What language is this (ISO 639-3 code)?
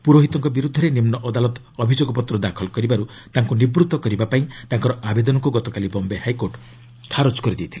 ori